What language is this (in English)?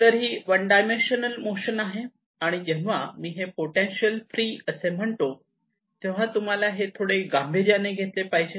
Marathi